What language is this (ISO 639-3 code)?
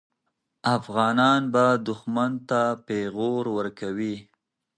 pus